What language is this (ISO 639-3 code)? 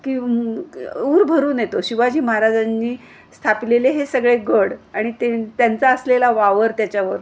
mar